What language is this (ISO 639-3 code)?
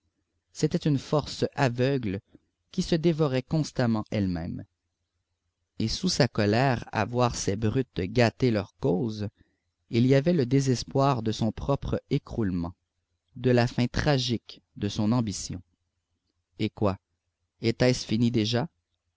fra